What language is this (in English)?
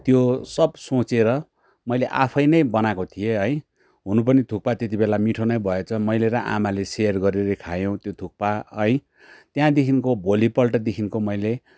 Nepali